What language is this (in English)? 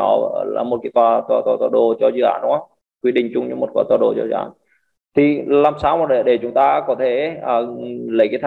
Vietnamese